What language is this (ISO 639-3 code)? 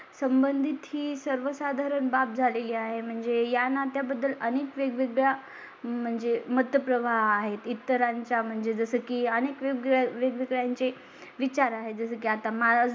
mar